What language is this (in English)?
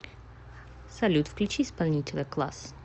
Russian